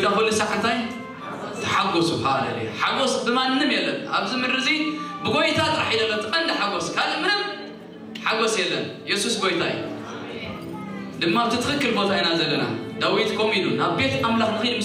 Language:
Arabic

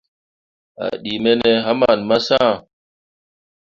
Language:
Mundang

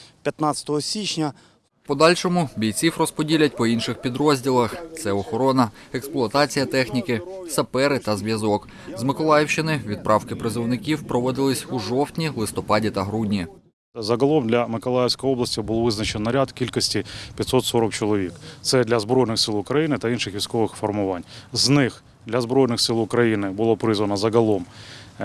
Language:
Ukrainian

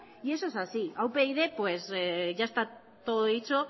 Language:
Spanish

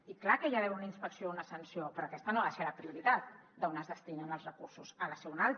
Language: Catalan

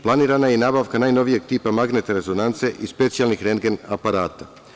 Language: Serbian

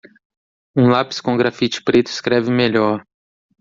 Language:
Portuguese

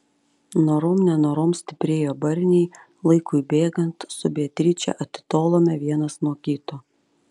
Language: Lithuanian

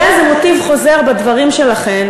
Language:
Hebrew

